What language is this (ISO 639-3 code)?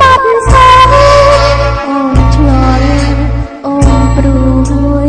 tha